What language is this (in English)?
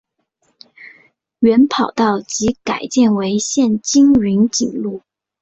Chinese